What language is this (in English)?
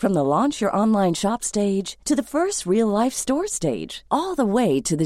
Danish